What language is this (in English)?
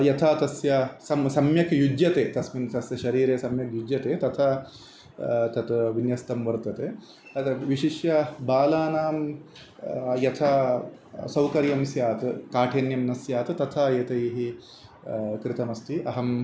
Sanskrit